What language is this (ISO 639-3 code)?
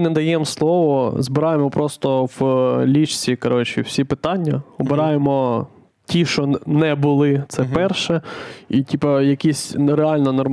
ukr